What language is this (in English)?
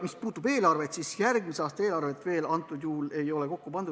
Estonian